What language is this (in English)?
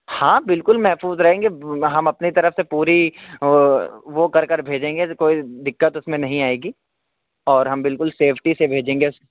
Urdu